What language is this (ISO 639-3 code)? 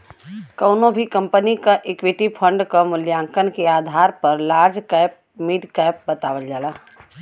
bho